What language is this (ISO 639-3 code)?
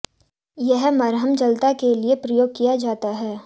hin